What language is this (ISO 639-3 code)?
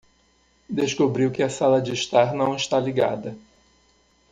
por